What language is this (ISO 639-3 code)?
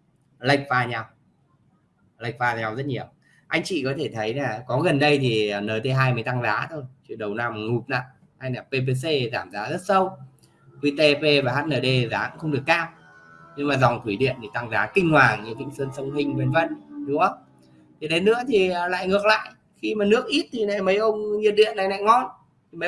vie